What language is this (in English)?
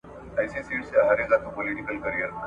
Pashto